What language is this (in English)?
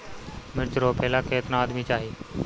Bhojpuri